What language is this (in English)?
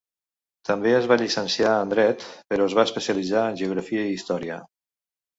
Catalan